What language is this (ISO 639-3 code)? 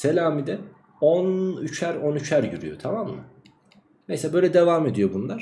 tur